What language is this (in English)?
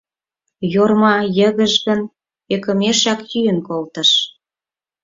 Mari